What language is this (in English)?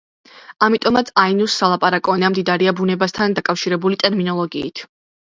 Georgian